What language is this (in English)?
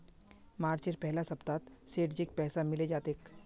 Magahi